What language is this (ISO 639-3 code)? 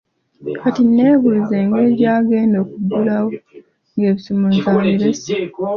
lug